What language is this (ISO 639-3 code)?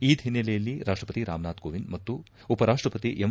kan